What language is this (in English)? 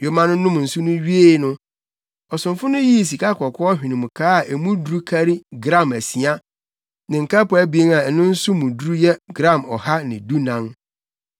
Akan